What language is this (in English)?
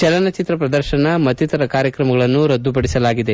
Kannada